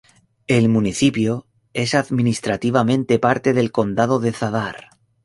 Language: Spanish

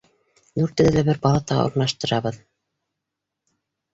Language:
Bashkir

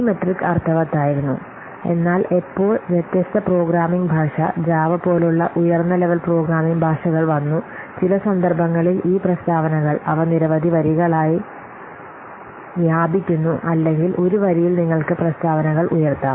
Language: Malayalam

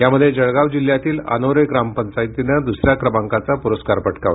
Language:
Marathi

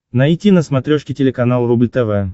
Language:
Russian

